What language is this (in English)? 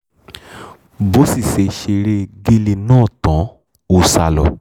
Yoruba